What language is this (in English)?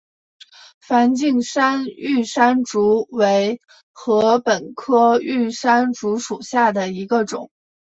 Chinese